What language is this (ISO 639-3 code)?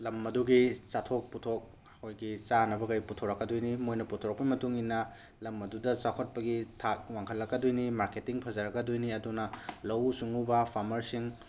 mni